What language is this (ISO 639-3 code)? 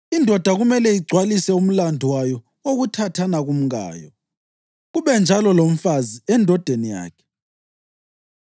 nde